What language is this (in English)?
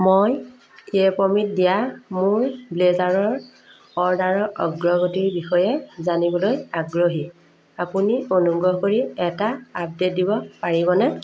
Assamese